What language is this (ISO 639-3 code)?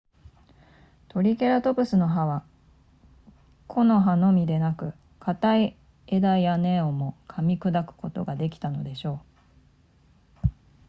jpn